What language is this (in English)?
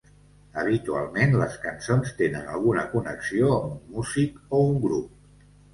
Catalan